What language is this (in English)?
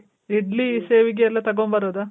Kannada